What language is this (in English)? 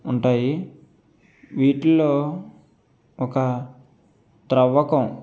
Telugu